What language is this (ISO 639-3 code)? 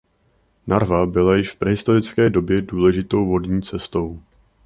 ces